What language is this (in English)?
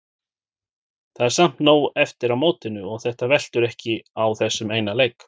Icelandic